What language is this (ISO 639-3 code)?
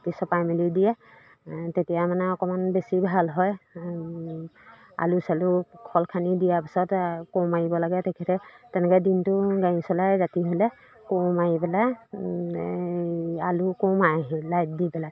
asm